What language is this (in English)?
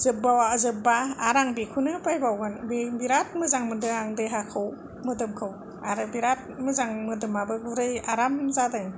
Bodo